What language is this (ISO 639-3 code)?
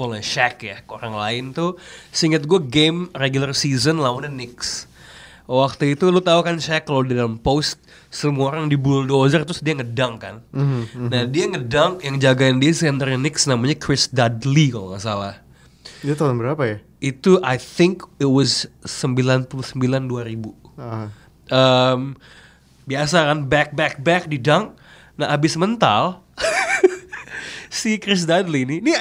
ind